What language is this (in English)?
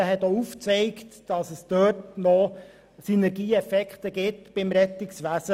Swiss German